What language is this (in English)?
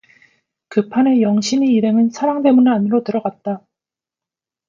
Korean